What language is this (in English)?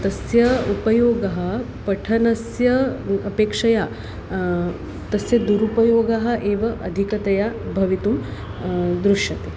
Sanskrit